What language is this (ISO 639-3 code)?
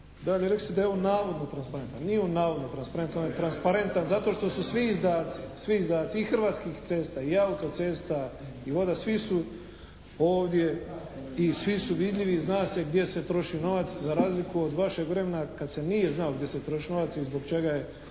hrv